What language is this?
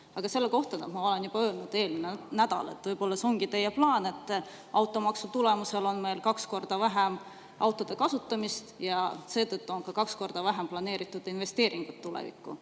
Estonian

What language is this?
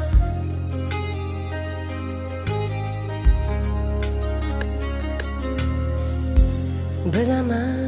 Turkish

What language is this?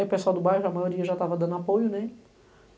Portuguese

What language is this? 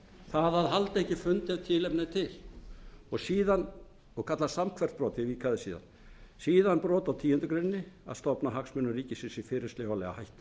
Icelandic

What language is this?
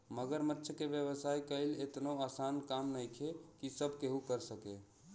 Bhojpuri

